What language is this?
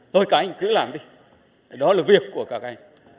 Vietnamese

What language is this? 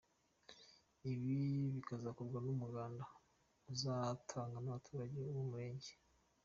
Kinyarwanda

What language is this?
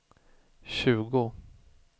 Swedish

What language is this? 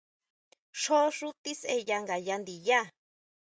Huautla Mazatec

